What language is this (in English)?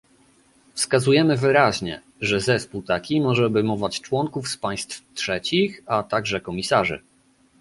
Polish